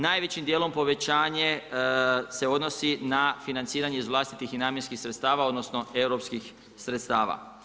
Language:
Croatian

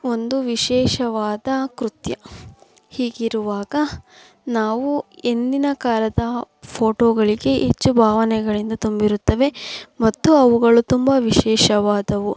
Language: Kannada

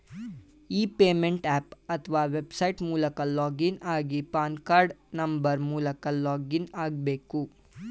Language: Kannada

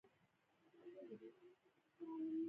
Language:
Pashto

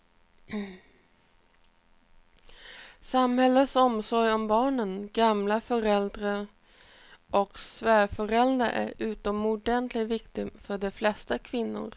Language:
Swedish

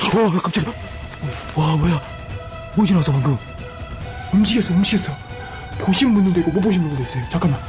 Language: Korean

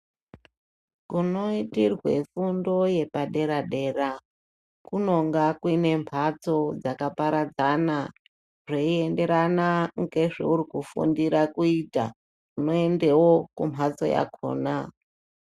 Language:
Ndau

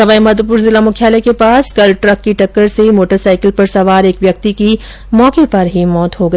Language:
Hindi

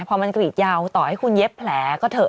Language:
Thai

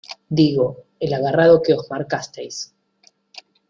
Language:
Spanish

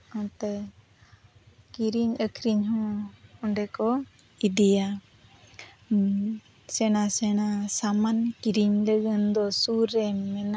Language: Santali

